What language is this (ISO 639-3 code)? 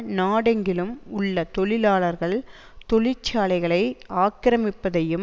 tam